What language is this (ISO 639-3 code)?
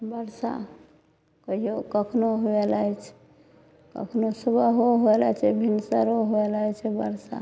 mai